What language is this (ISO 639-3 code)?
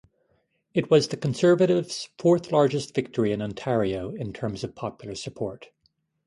eng